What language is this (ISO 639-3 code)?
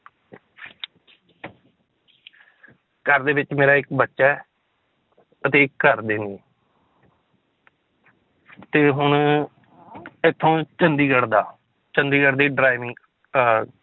pan